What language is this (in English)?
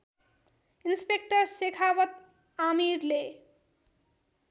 Nepali